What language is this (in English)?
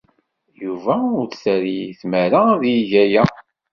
Kabyle